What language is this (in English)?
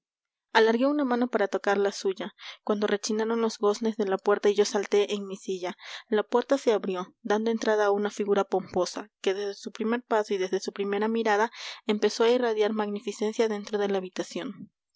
Spanish